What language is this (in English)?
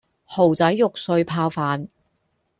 Cantonese